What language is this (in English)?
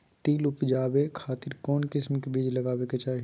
Magahi